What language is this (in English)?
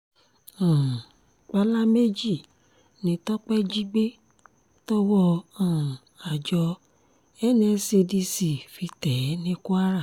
Yoruba